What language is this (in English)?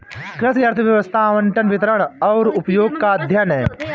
Hindi